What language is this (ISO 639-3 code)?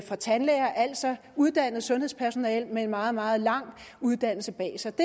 dan